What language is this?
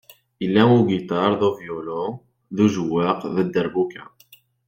Kabyle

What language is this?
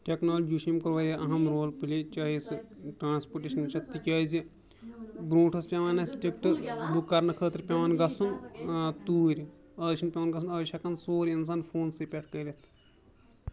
Kashmiri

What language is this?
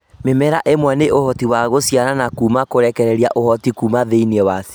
Kikuyu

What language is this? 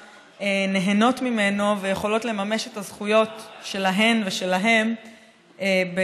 Hebrew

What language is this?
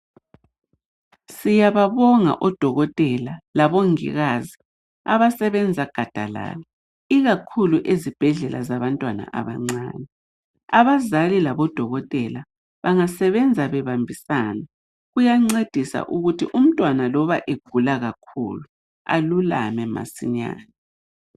North Ndebele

